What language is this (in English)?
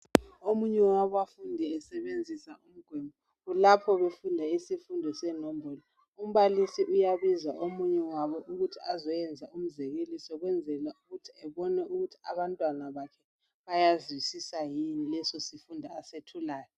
North Ndebele